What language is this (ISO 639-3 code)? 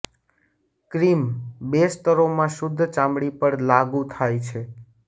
guj